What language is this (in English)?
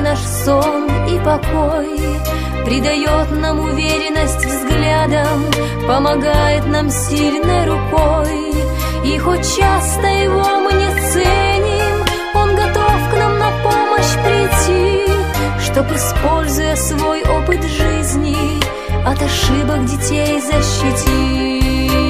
Russian